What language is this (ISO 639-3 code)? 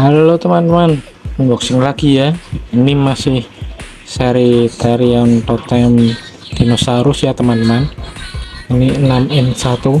ind